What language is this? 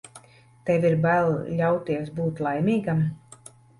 Latvian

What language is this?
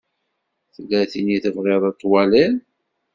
Kabyle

